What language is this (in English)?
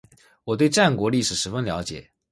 Chinese